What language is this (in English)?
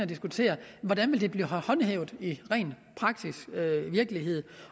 Danish